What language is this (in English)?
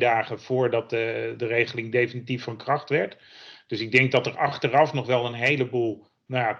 Dutch